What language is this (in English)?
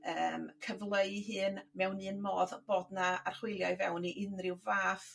Welsh